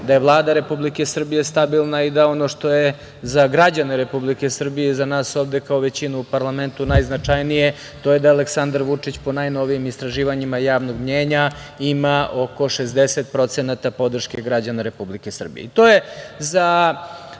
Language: Serbian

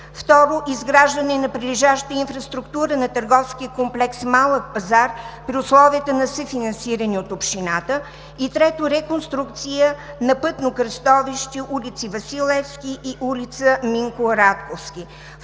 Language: Bulgarian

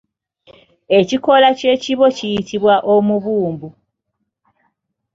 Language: Ganda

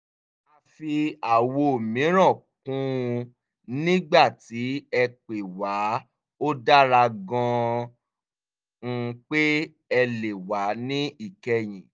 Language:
Yoruba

